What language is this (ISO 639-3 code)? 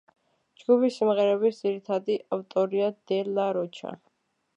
kat